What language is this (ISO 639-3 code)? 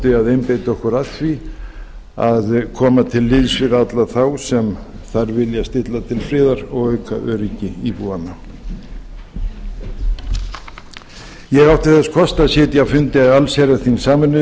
isl